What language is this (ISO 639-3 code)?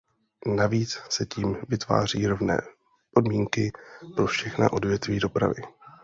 ces